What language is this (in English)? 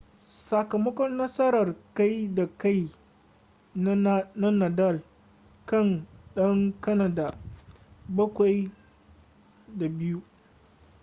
Hausa